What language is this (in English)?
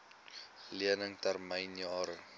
Afrikaans